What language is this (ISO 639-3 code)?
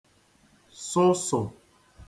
ibo